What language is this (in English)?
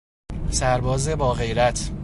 Persian